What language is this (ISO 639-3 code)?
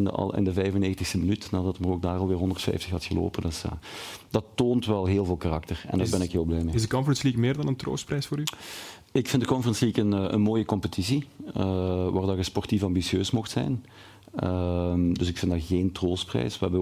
nld